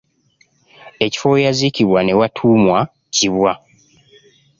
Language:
Ganda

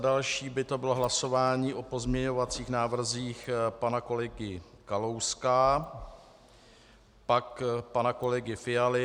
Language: Czech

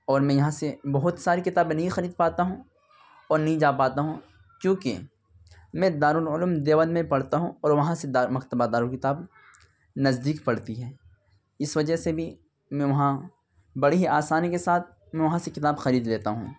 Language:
Urdu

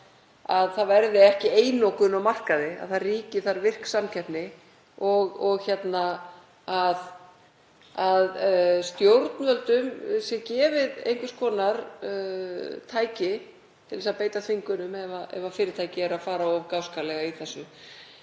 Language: Icelandic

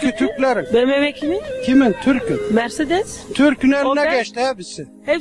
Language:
Turkish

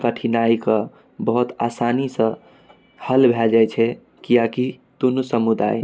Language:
Maithili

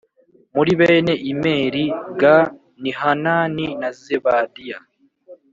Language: Kinyarwanda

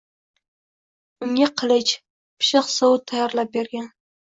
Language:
Uzbek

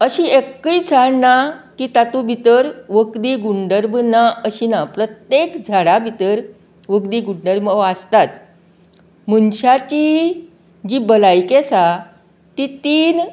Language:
Konkani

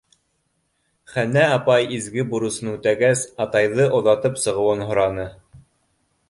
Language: Bashkir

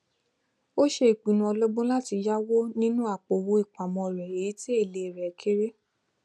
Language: Yoruba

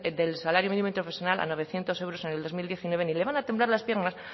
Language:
Spanish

